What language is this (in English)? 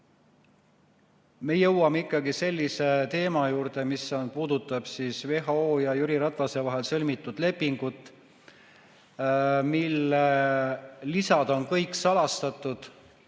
Estonian